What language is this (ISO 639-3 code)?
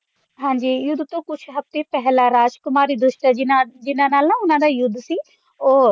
pan